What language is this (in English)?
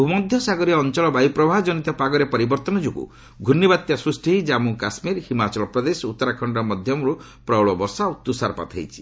Odia